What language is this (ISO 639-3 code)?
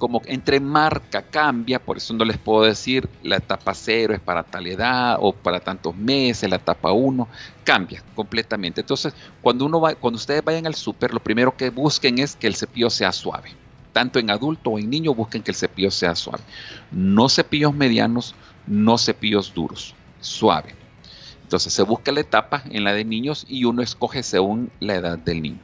spa